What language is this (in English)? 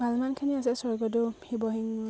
Assamese